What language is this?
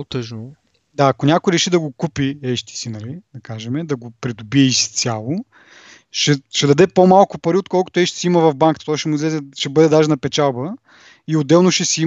Bulgarian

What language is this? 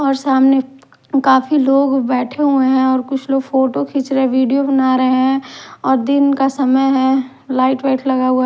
Hindi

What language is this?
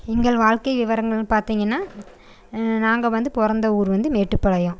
Tamil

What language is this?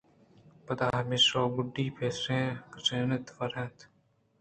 Eastern Balochi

